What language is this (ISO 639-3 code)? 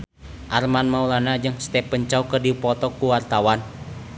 sun